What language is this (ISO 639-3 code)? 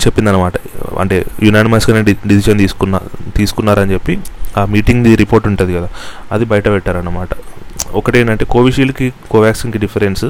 tel